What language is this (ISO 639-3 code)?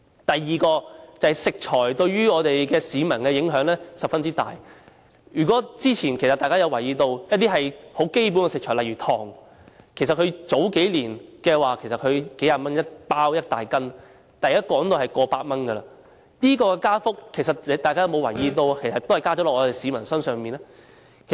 yue